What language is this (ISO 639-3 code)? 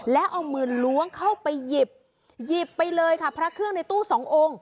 tha